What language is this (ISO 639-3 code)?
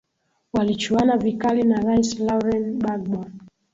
swa